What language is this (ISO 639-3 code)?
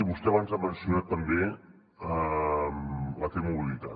cat